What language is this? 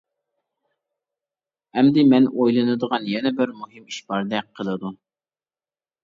Uyghur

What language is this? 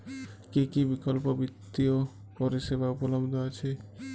Bangla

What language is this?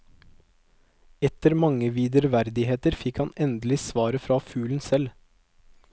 Norwegian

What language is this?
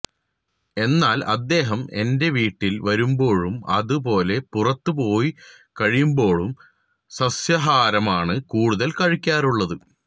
Malayalam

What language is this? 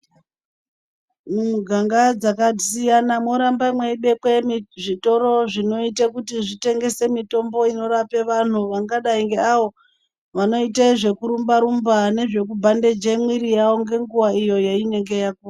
Ndau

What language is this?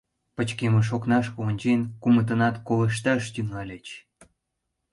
Mari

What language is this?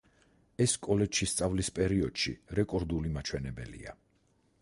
Georgian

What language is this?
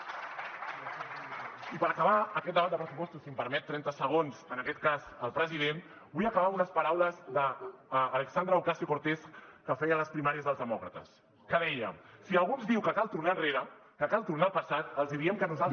Catalan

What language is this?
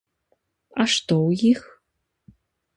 Belarusian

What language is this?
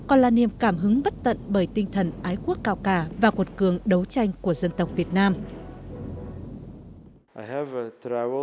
Vietnamese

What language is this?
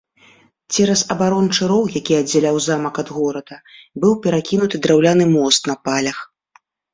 Belarusian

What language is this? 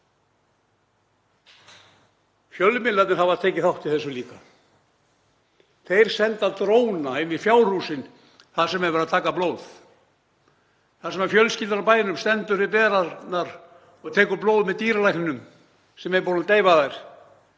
Icelandic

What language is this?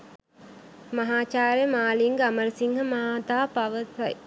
Sinhala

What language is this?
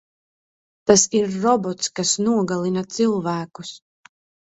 Latvian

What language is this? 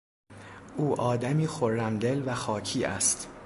Persian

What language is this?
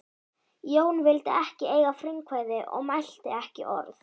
Icelandic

